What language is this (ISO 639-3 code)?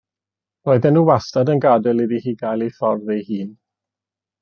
cym